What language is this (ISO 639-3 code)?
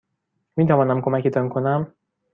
fas